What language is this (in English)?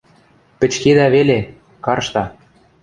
Western Mari